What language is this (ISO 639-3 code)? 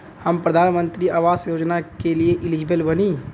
bho